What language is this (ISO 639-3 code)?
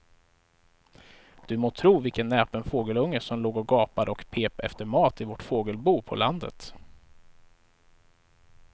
swe